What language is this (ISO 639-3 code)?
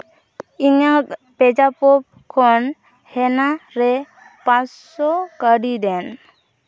sat